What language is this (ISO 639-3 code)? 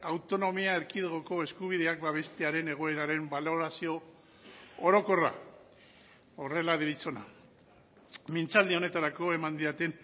eus